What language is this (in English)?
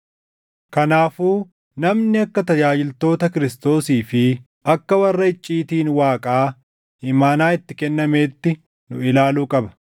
Oromo